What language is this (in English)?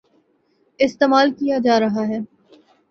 Urdu